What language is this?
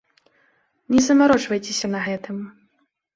Belarusian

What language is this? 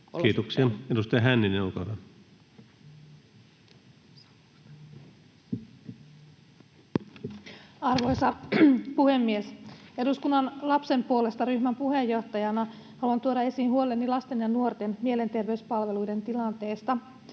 Finnish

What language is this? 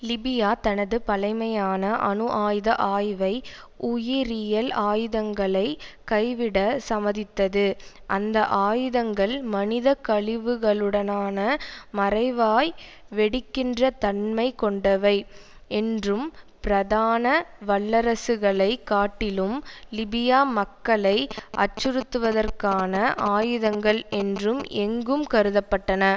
Tamil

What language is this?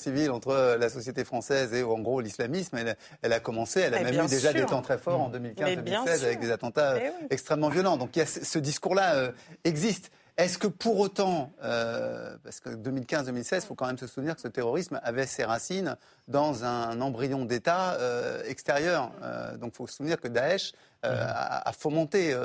French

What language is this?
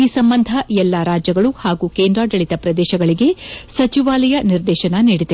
Kannada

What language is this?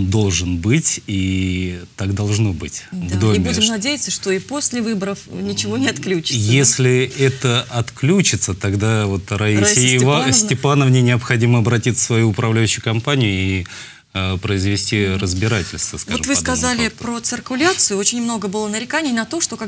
Russian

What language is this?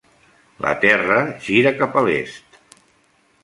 Catalan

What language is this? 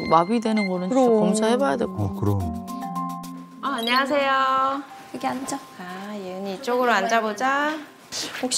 Korean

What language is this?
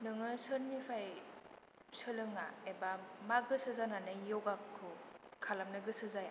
Bodo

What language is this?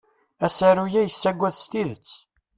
Kabyle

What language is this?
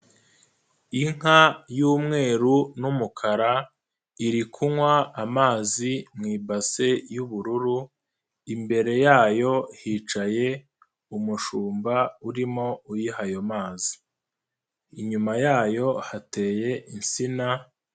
Kinyarwanda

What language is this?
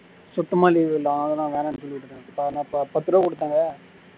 Tamil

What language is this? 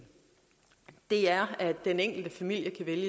Danish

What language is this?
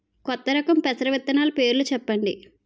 Telugu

